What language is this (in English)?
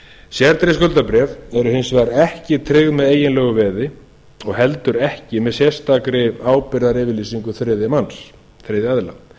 Icelandic